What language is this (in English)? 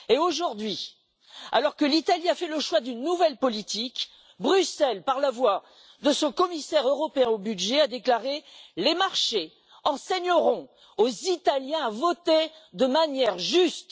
French